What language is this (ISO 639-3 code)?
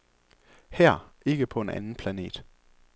dan